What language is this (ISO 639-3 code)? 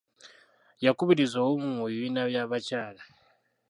lug